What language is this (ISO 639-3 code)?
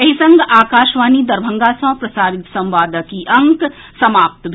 mai